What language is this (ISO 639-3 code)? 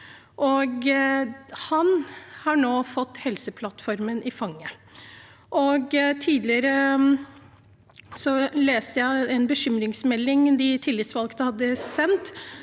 nor